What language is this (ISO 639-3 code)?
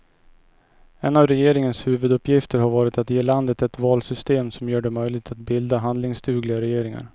swe